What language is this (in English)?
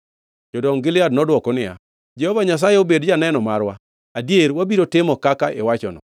Luo (Kenya and Tanzania)